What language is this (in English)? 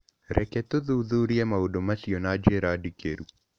Kikuyu